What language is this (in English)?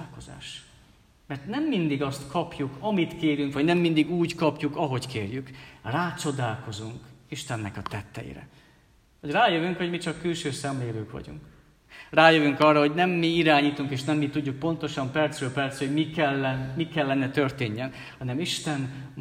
Hungarian